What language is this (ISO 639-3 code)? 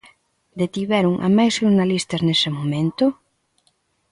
glg